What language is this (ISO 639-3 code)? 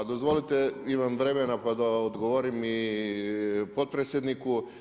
hrv